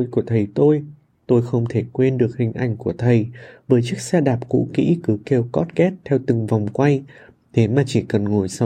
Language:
Vietnamese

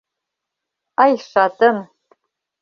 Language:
Mari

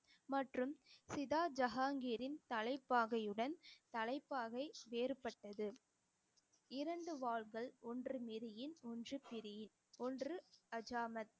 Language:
Tamil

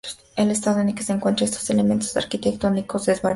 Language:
Spanish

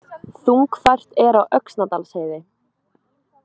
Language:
Icelandic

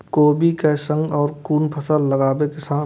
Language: Maithili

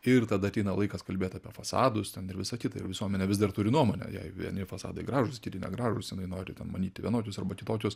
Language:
Lithuanian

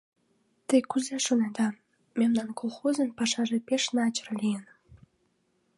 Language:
Mari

